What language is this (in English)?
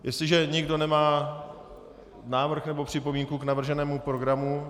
Czech